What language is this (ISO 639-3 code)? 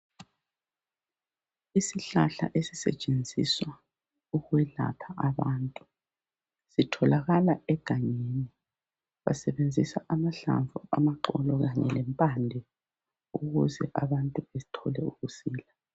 nde